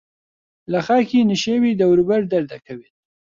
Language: Central Kurdish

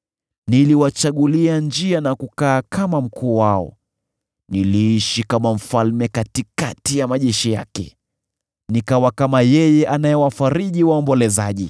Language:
Swahili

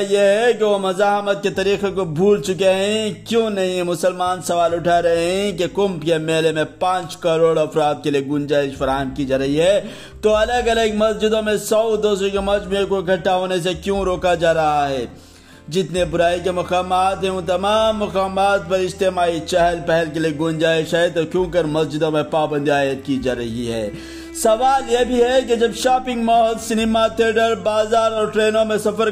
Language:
Urdu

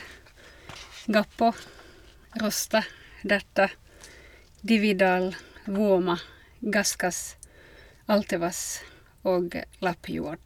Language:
Norwegian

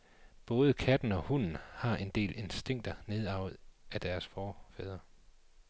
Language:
Danish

